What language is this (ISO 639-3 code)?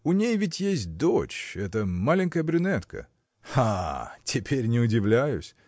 rus